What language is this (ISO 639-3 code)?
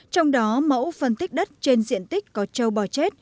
vie